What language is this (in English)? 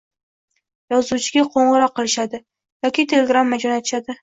Uzbek